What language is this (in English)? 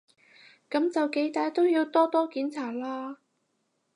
Cantonese